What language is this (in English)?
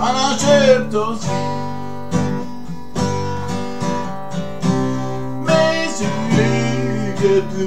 Danish